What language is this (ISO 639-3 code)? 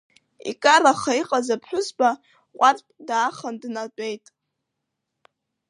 abk